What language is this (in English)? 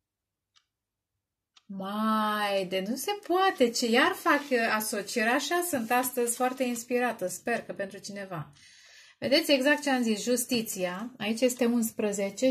Romanian